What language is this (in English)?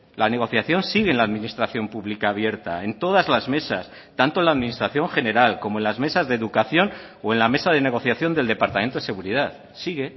Spanish